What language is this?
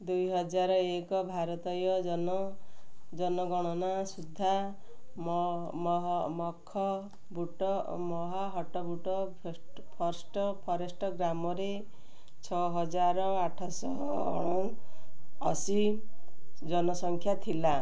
Odia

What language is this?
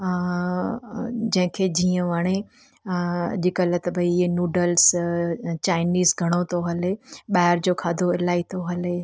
Sindhi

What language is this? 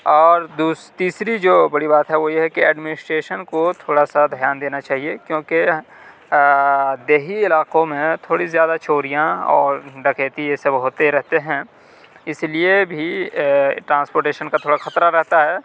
Urdu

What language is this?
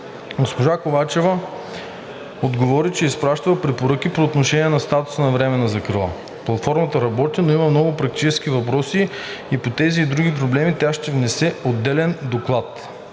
Bulgarian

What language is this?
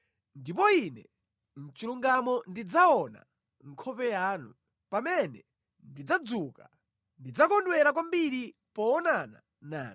Nyanja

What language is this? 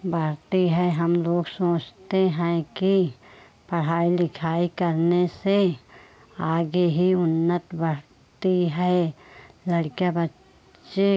Hindi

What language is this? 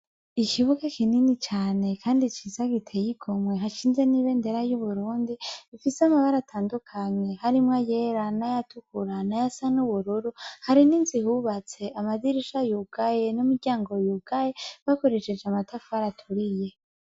Rundi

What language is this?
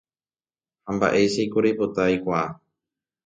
Guarani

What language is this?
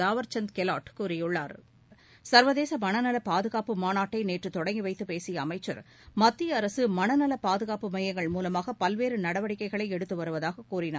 Tamil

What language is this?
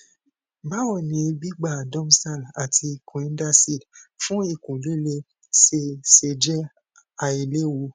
Yoruba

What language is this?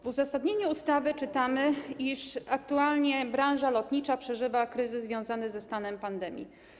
Polish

